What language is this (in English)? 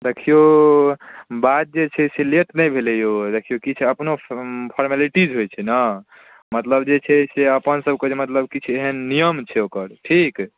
Maithili